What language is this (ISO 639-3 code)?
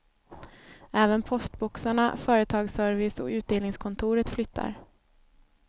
swe